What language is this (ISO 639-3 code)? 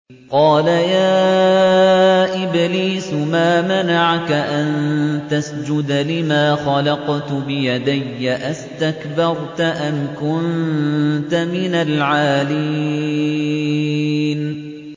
ara